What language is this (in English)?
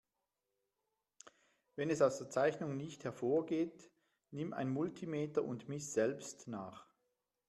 German